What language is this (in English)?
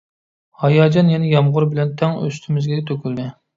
Uyghur